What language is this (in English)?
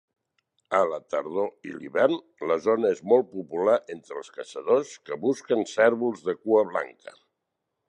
Catalan